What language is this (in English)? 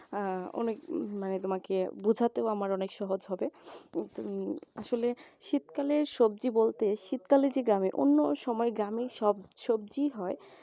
Bangla